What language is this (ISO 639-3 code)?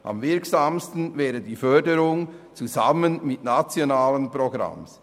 gsw